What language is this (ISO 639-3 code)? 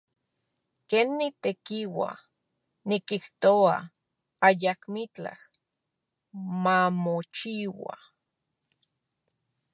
ncx